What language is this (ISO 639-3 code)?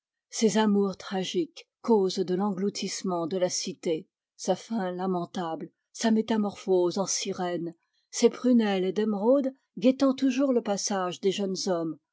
fra